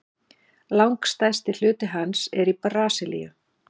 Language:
Icelandic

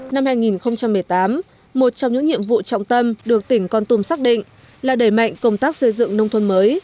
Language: Vietnamese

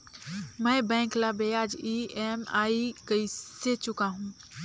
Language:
Chhattisgarhi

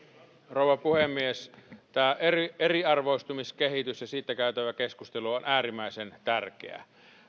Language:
Finnish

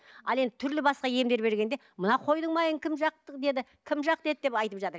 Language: Kazakh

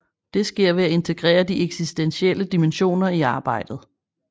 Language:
Danish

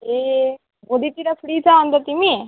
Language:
Nepali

